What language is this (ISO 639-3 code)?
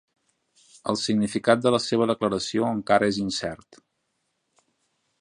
cat